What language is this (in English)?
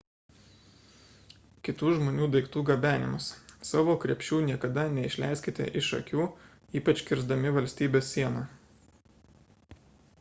Lithuanian